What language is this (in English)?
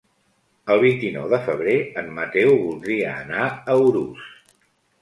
Catalan